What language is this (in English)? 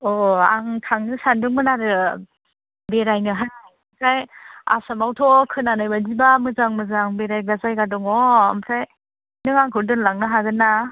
Bodo